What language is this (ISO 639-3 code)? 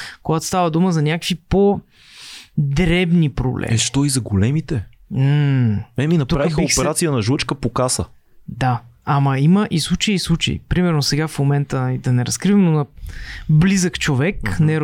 bul